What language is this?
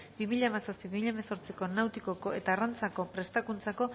Basque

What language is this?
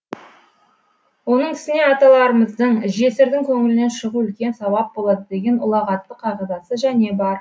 Kazakh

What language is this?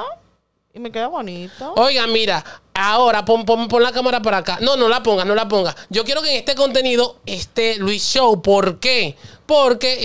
Spanish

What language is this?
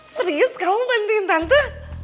Indonesian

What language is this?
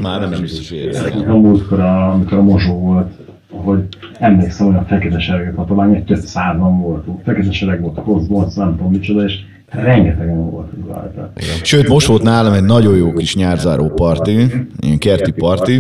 Hungarian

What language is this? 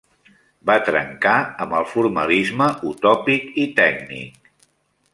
Catalan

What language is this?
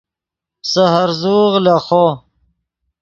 Yidgha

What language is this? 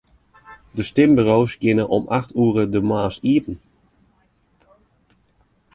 Western Frisian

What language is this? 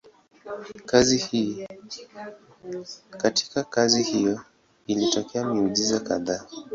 Swahili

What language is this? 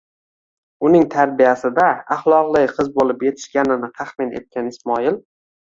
Uzbek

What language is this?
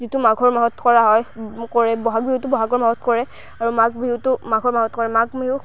Assamese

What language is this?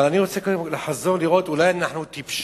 Hebrew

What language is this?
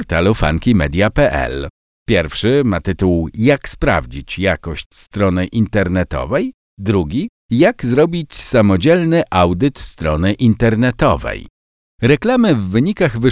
Polish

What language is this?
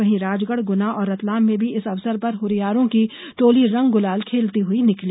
Hindi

